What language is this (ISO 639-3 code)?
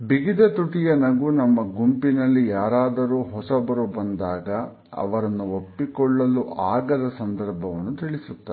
kan